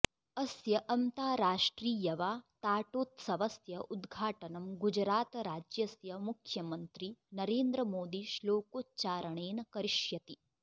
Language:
Sanskrit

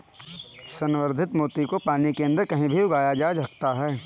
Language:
Hindi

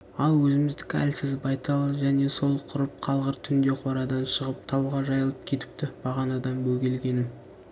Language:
Kazakh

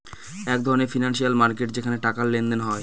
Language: Bangla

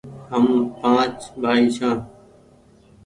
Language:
Goaria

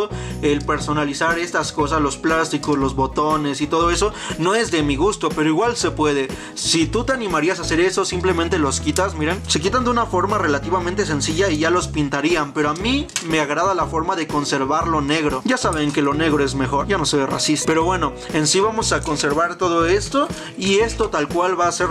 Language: Spanish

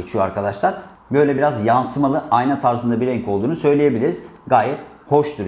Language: Turkish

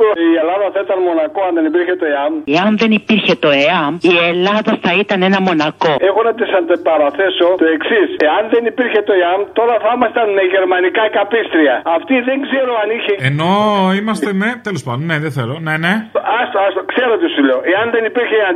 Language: Greek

